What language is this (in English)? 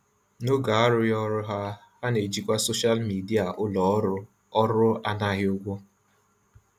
Igbo